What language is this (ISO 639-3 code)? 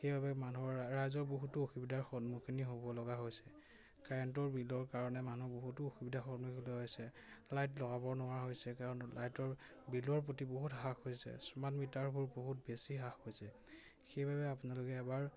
asm